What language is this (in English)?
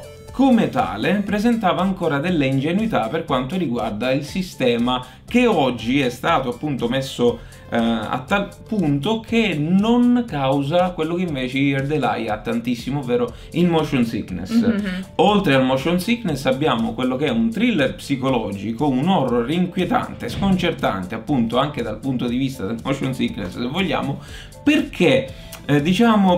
Italian